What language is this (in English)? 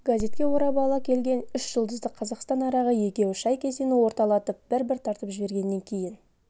Kazakh